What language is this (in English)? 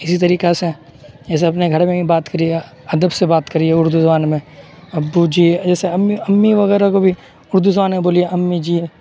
Urdu